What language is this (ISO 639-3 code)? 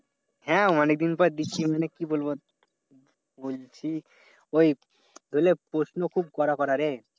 ben